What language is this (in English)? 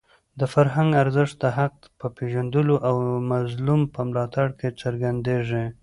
Pashto